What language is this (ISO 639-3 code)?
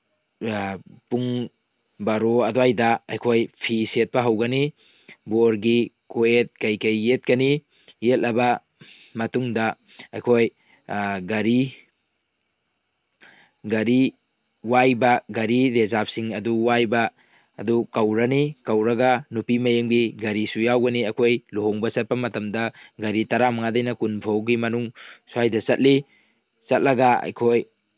mni